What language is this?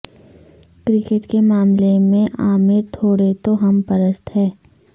Urdu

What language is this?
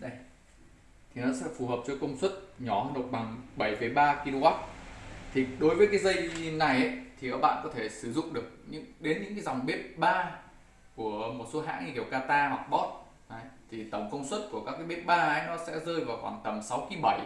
Vietnamese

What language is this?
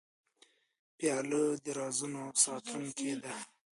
Pashto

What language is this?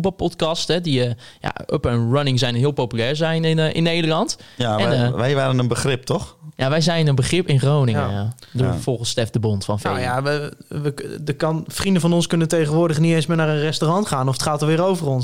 Dutch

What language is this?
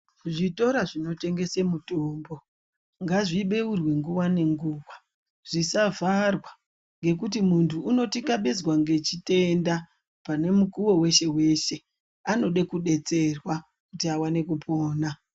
Ndau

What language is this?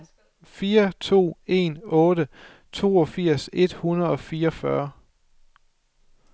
Danish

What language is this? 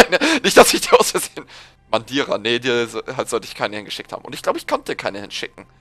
German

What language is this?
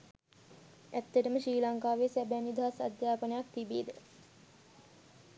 Sinhala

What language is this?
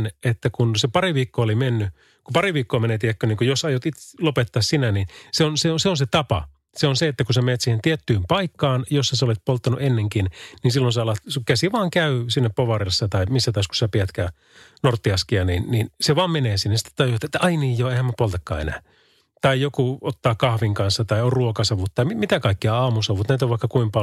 Finnish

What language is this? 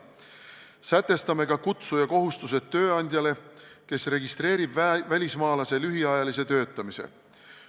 Estonian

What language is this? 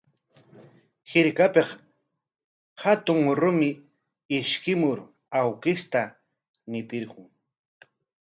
Corongo Ancash Quechua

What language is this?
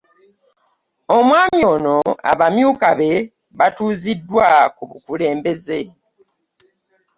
Ganda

